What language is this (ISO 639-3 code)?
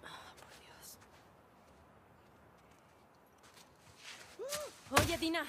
spa